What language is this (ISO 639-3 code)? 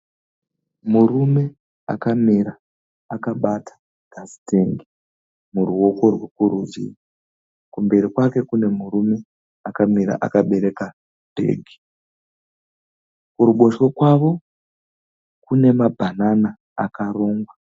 sna